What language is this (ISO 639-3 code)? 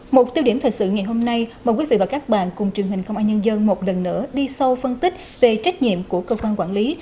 vie